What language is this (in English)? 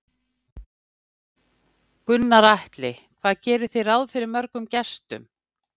Icelandic